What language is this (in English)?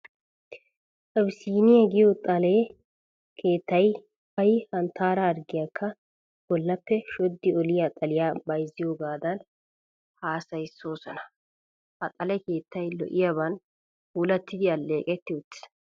Wolaytta